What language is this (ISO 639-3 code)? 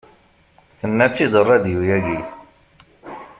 kab